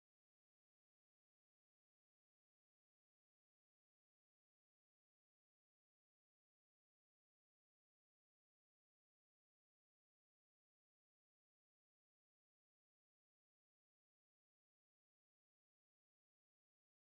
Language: Masai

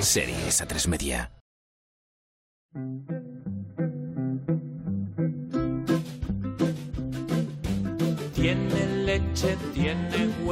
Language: Spanish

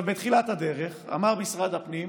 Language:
Hebrew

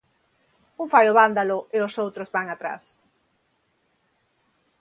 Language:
Galician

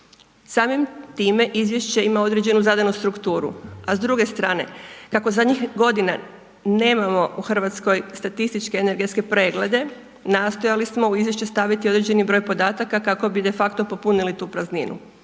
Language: Croatian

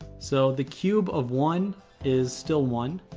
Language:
English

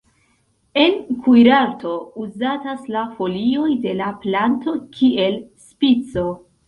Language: Esperanto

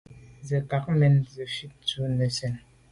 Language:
Medumba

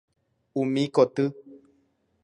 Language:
Guarani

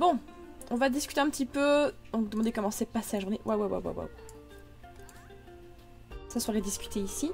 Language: French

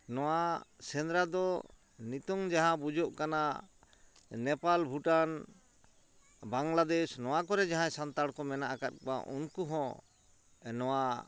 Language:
Santali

